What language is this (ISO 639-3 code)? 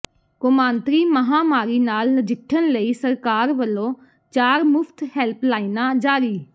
pan